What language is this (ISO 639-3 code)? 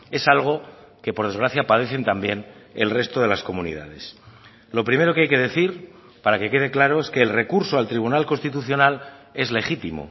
spa